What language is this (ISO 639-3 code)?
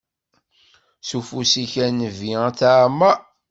kab